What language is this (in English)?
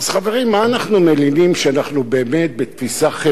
Hebrew